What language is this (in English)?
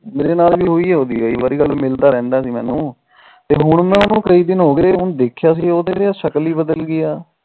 Punjabi